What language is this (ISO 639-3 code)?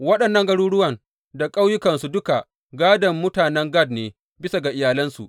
hau